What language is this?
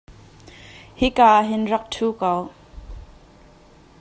Hakha Chin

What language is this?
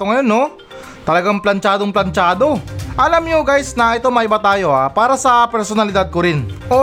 Filipino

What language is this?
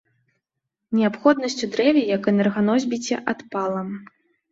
Belarusian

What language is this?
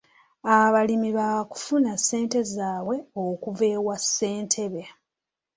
Ganda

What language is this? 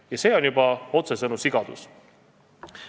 Estonian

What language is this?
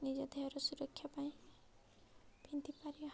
Odia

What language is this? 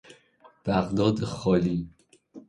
Persian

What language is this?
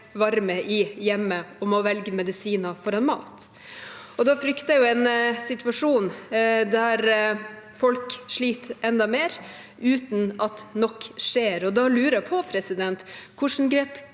Norwegian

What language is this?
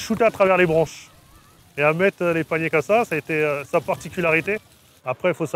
French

